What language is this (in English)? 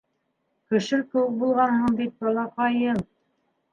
Bashkir